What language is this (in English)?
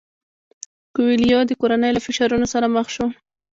Pashto